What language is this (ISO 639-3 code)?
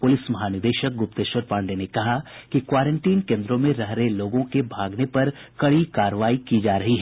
hin